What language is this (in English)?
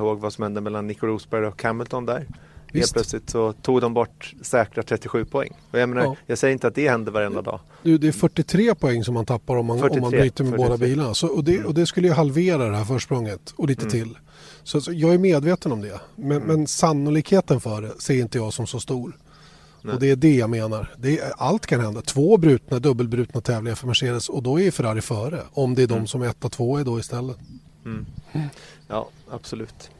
Swedish